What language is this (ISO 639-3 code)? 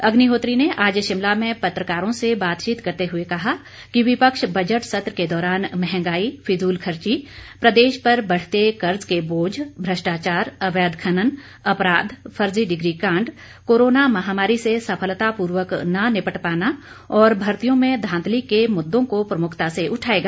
hin